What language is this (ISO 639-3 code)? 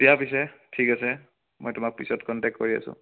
asm